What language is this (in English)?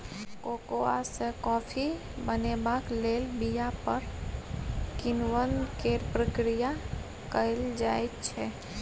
Maithili